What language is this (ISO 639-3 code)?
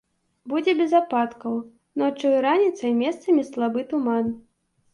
bel